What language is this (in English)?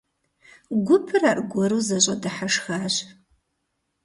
Kabardian